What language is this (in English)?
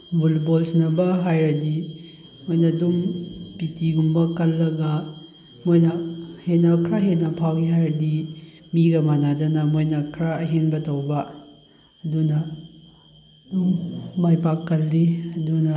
Manipuri